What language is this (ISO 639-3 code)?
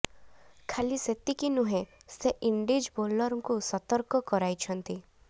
ori